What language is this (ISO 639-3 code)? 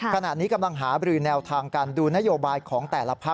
tha